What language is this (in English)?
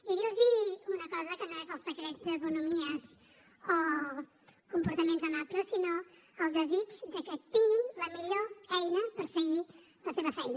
Catalan